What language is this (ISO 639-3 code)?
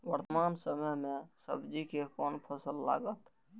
mai